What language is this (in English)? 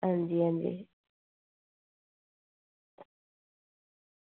Dogri